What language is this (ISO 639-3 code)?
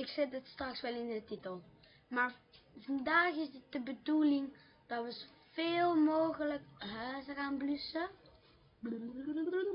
nld